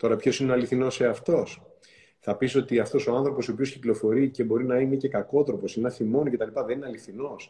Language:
Greek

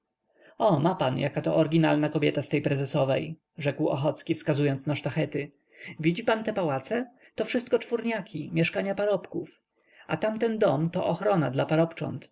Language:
Polish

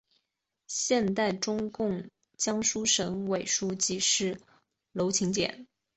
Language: Chinese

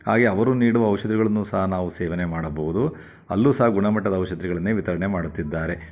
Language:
Kannada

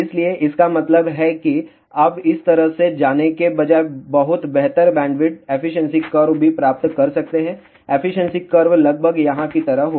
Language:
Hindi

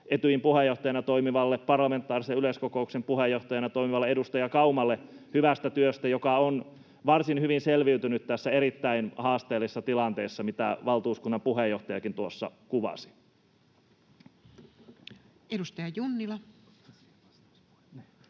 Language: Finnish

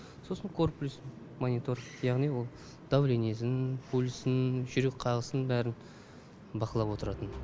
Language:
Kazakh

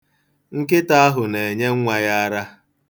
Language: Igbo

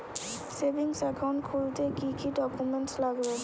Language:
Bangla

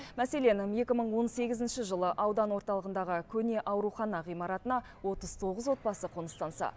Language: Kazakh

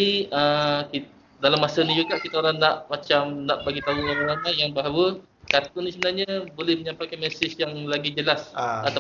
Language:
Malay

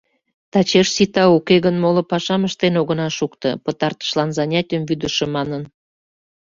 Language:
Mari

